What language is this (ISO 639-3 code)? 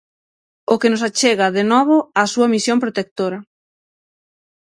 glg